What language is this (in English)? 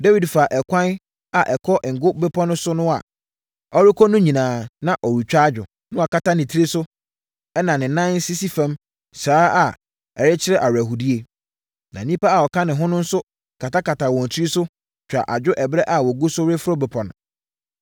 Akan